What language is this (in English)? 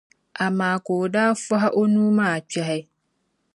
Dagbani